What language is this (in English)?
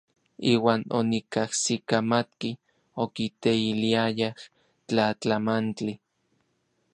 Orizaba Nahuatl